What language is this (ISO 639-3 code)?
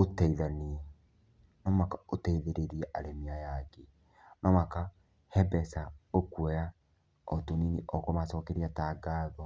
kik